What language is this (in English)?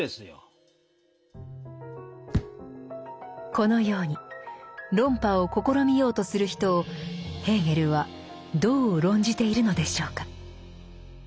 Japanese